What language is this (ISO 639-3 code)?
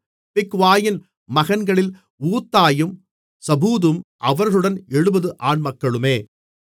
tam